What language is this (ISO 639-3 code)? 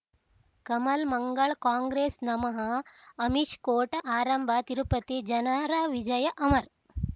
kan